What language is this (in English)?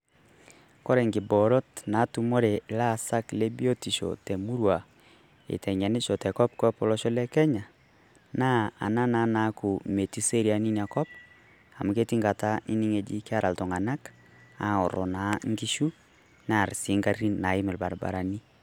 Masai